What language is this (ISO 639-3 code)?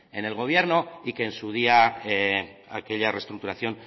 spa